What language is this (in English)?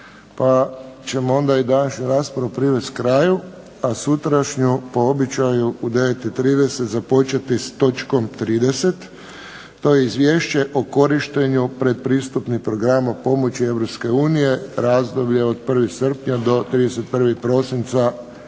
Croatian